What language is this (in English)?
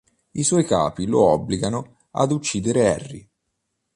Italian